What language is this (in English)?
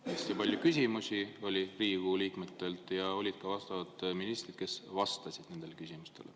Estonian